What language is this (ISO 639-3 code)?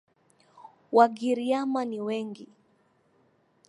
swa